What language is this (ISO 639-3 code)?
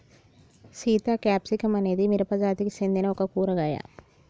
tel